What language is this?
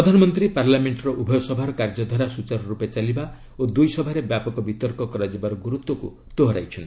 Odia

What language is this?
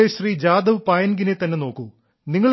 Malayalam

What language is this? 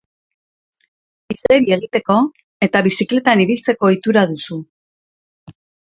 Basque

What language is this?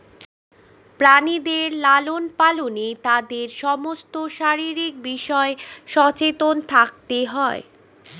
Bangla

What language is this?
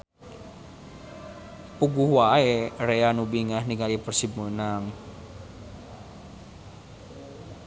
Sundanese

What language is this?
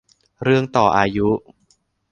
Thai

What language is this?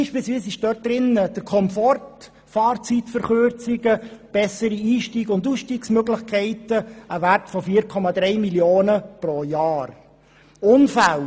Swiss German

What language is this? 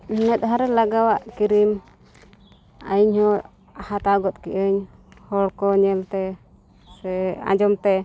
Santali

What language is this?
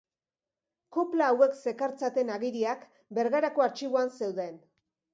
Basque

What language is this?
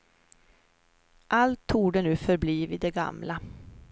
Swedish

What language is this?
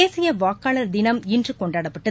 Tamil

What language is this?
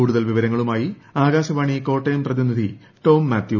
Malayalam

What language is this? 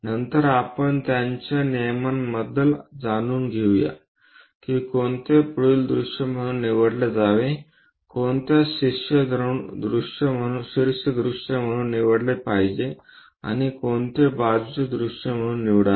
Marathi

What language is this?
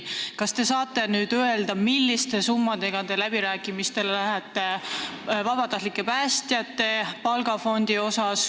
Estonian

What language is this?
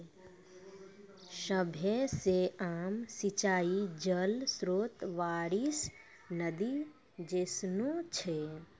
Maithili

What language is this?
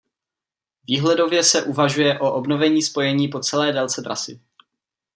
Czech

